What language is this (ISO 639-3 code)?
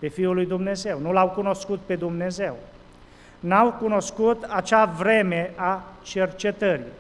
ron